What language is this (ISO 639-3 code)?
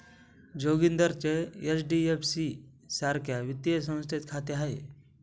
mar